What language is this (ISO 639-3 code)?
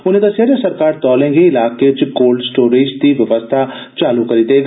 doi